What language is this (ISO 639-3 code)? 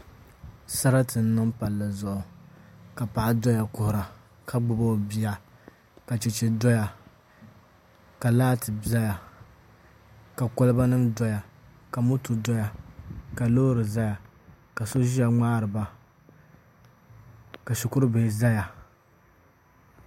dag